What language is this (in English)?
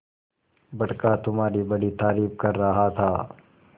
Hindi